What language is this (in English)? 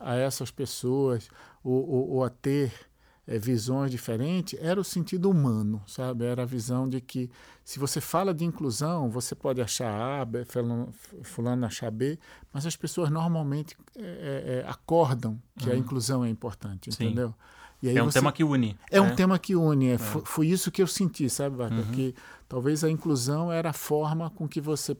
Portuguese